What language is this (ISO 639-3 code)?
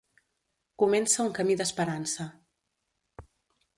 cat